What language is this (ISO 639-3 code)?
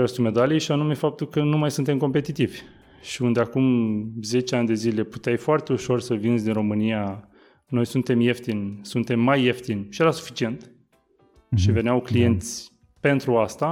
ron